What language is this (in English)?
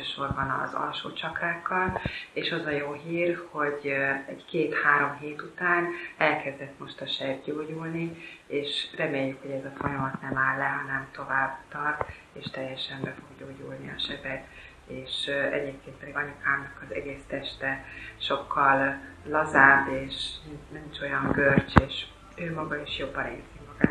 Hungarian